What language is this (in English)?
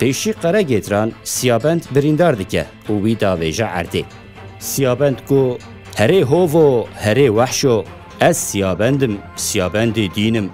Persian